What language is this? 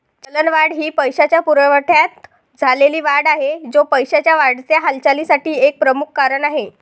Marathi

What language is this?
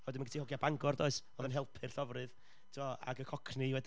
Welsh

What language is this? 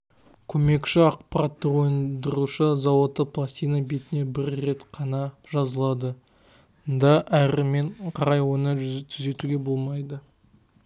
Kazakh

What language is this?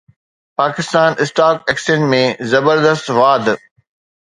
Sindhi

